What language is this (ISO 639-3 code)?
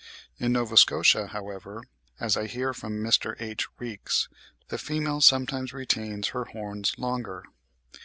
eng